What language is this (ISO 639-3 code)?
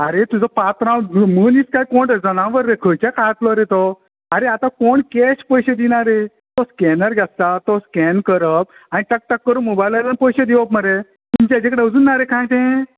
kok